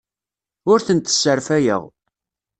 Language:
Kabyle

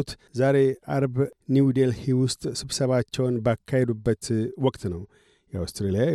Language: Amharic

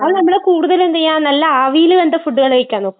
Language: Malayalam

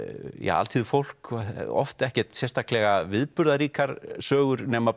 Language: Icelandic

